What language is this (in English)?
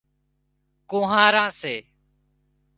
Wadiyara Koli